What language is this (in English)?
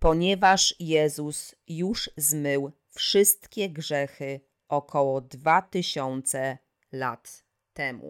Polish